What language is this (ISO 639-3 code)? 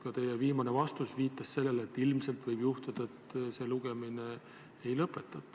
est